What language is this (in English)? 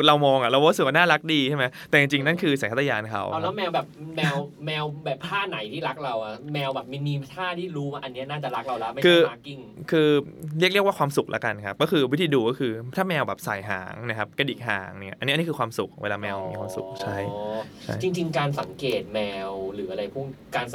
Thai